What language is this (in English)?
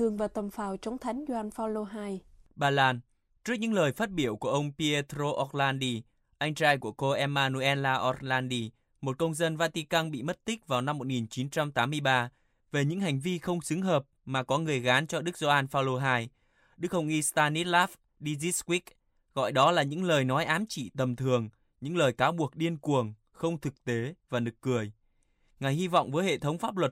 Vietnamese